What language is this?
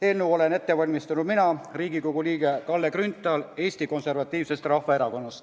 Estonian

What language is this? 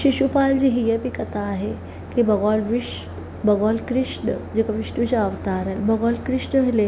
Sindhi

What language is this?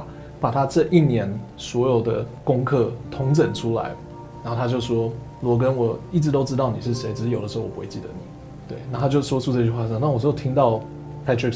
Chinese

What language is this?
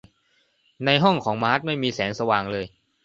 Thai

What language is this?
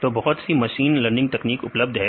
Hindi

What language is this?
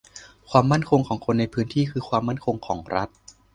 Thai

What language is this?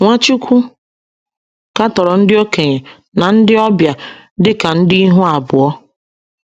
Igbo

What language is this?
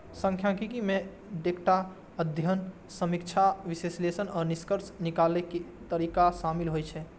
Maithili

